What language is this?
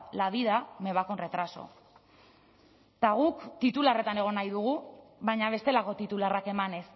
Basque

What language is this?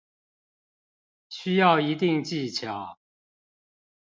Chinese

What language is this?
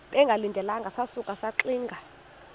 Xhosa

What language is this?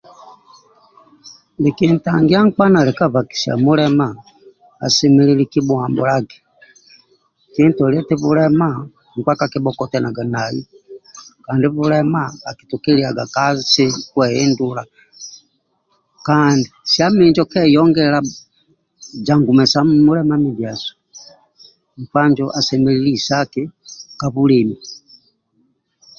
Amba (Uganda)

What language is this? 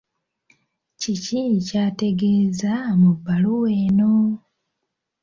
Ganda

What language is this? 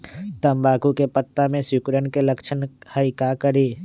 Magahi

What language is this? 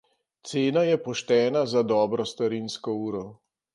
Slovenian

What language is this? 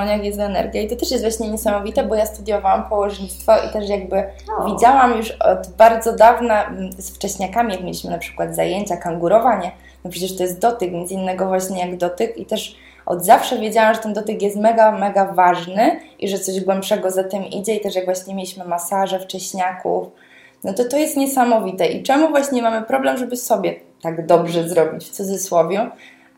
Polish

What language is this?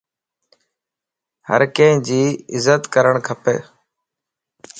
Lasi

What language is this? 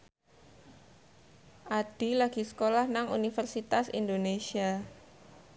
Javanese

